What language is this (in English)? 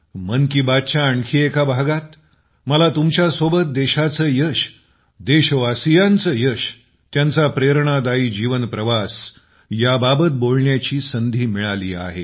Marathi